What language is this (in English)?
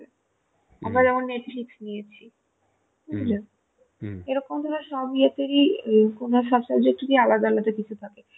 Bangla